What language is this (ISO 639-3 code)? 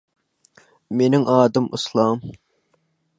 tuk